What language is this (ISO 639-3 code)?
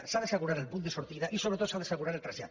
cat